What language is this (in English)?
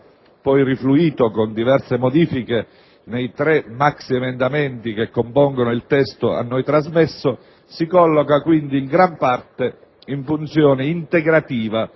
Italian